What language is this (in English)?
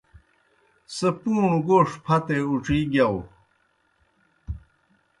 Kohistani Shina